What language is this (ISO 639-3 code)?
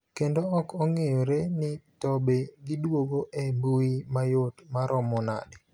luo